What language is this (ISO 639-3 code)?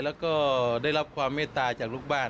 tha